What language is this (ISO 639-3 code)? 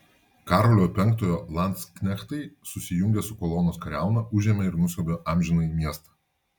lit